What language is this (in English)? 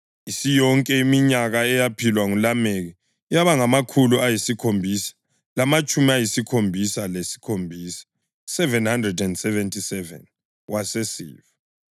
North Ndebele